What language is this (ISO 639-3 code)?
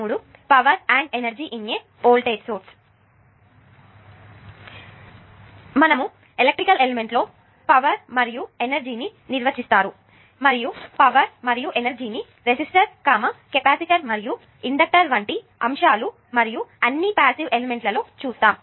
tel